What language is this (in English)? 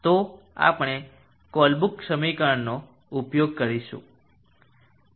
Gujarati